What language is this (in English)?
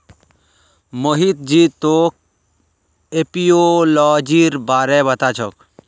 Magahi